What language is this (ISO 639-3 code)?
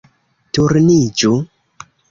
epo